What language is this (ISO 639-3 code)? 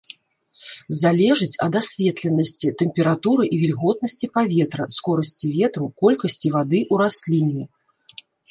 bel